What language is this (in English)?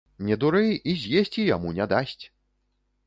Belarusian